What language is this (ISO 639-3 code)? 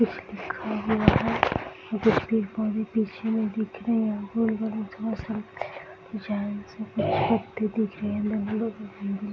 hin